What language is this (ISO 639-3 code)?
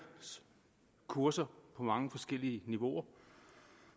dan